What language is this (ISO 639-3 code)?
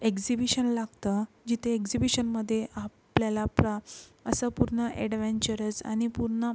mar